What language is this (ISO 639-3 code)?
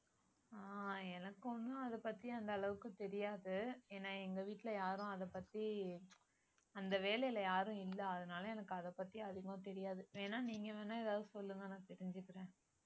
tam